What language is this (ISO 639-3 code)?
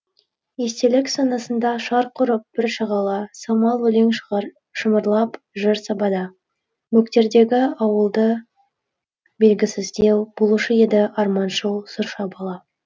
kaz